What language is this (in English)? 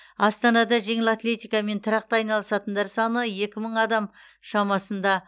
Kazakh